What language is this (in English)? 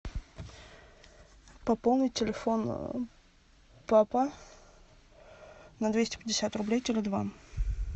Russian